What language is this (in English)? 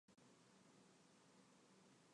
Chinese